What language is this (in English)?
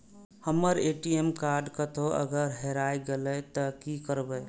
Maithili